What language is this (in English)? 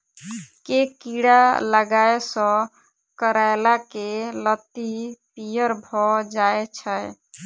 Maithili